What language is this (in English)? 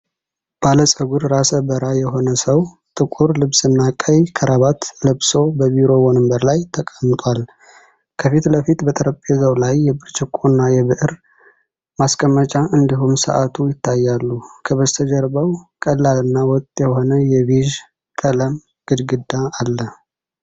Amharic